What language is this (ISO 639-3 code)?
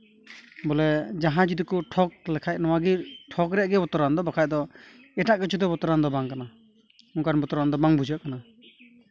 sat